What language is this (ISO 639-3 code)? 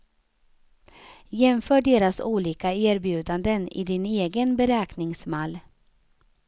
swe